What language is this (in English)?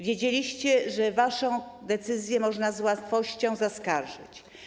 Polish